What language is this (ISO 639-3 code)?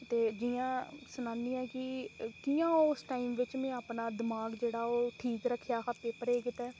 doi